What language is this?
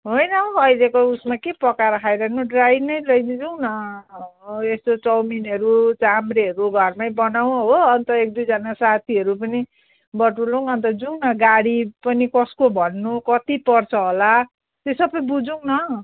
Nepali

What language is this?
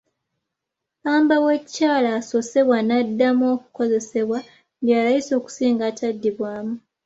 Ganda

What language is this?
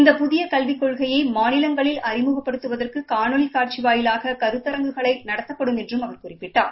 Tamil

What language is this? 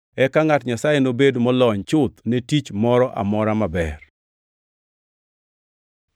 Luo (Kenya and Tanzania)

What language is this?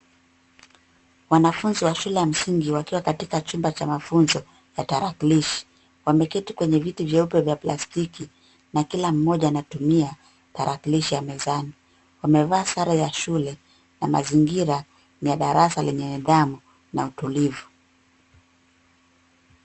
Swahili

